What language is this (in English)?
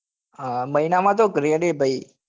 Gujarati